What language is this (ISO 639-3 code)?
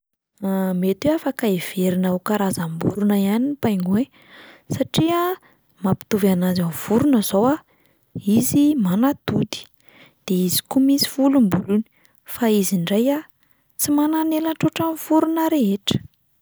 mlg